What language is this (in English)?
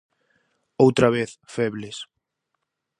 Galician